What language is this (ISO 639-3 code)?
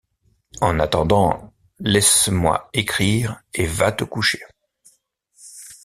fra